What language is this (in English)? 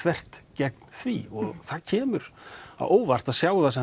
Icelandic